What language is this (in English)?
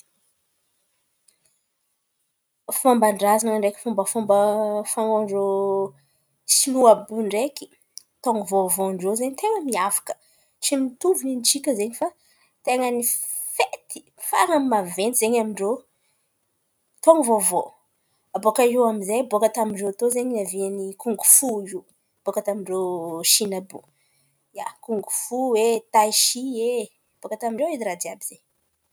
Antankarana Malagasy